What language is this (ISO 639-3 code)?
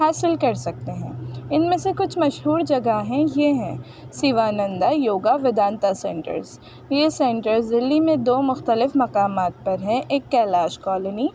urd